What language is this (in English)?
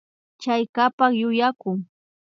Imbabura Highland Quichua